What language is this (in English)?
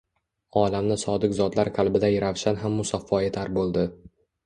Uzbek